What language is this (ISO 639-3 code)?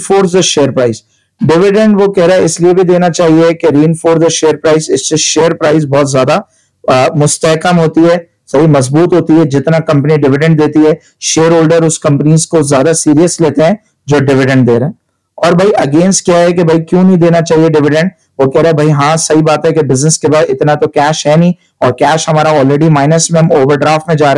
hin